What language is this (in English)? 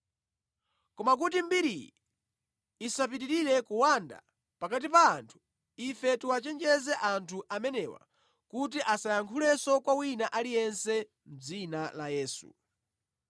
Nyanja